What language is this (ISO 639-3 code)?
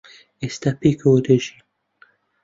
ckb